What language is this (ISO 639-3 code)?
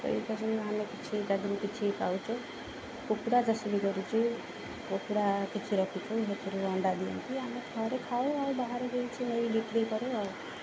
ori